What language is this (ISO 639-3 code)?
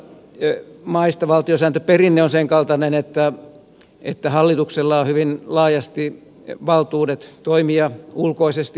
fin